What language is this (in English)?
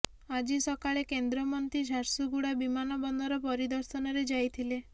Odia